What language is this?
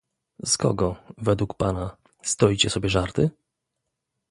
Polish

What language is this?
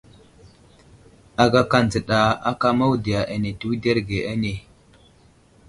Wuzlam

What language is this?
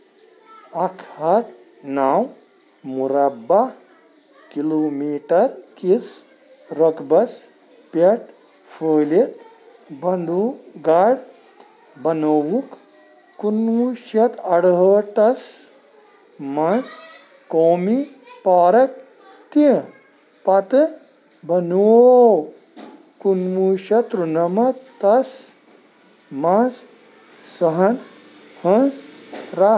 Kashmiri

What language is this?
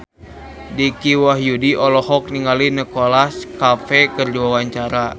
Sundanese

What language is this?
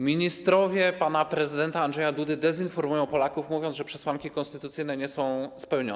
Polish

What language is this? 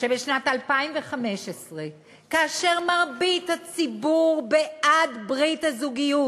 Hebrew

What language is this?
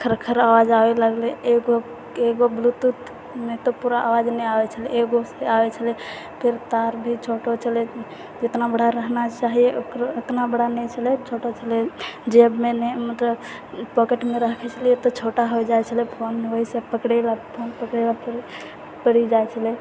Maithili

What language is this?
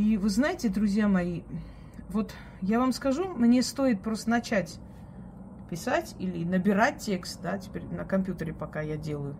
Russian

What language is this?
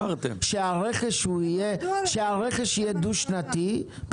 Hebrew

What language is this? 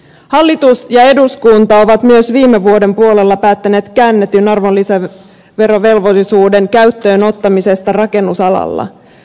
Finnish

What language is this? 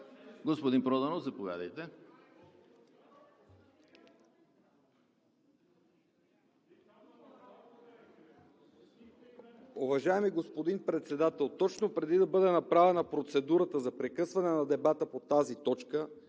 Bulgarian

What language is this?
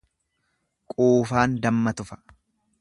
Oromo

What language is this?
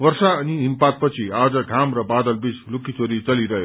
Nepali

